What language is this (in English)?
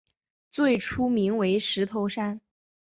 Chinese